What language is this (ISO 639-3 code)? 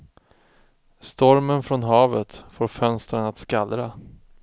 swe